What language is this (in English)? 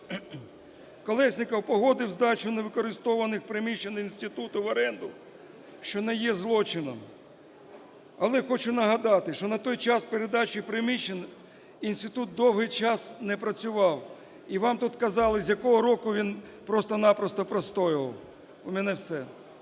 Ukrainian